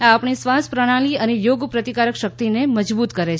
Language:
Gujarati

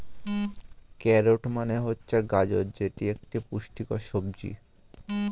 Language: Bangla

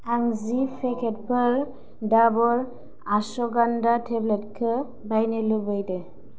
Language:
Bodo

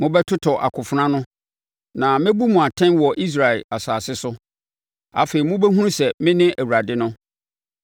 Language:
Akan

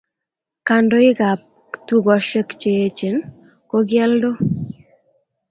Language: Kalenjin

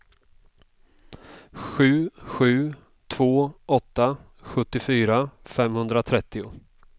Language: Swedish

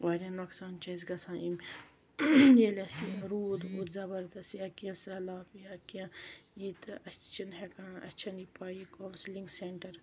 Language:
Kashmiri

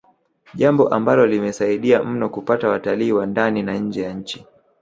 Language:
Swahili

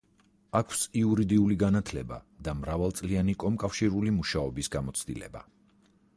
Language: Georgian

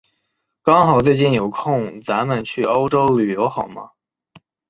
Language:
Chinese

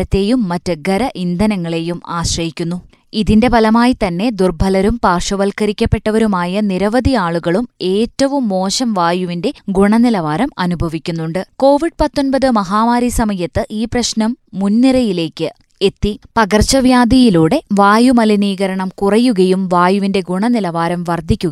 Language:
Malayalam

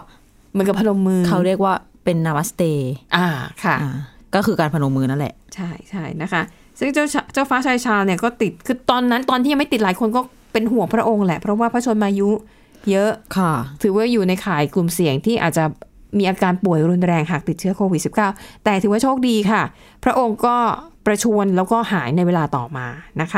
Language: Thai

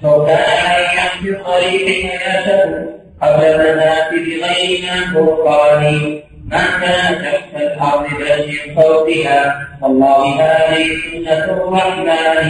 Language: Arabic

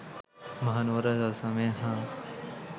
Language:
Sinhala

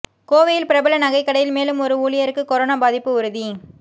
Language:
Tamil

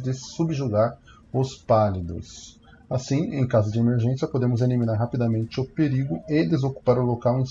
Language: Portuguese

